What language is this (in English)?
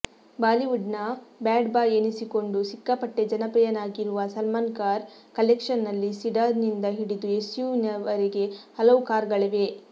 Kannada